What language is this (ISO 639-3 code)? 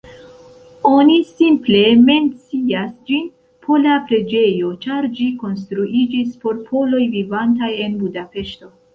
epo